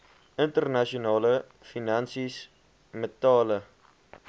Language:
Afrikaans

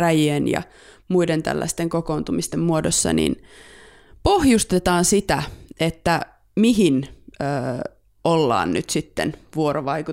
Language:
Finnish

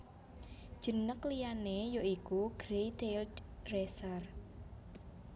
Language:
Javanese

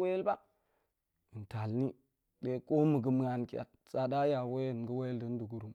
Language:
Goemai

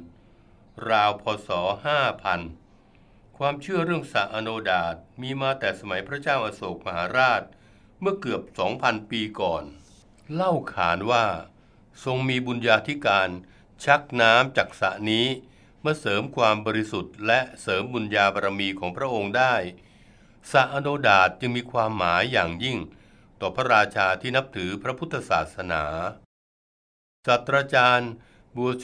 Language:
Thai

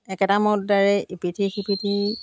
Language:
Assamese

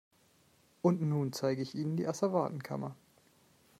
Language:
German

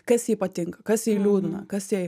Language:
Lithuanian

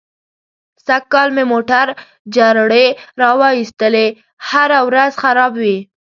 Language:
Pashto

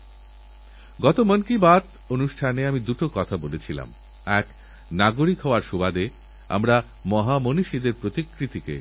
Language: Bangla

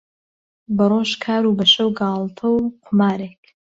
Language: Central Kurdish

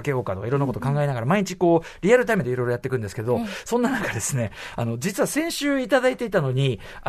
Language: Japanese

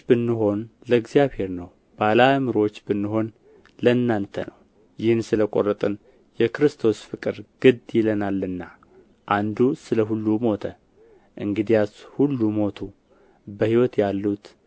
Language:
Amharic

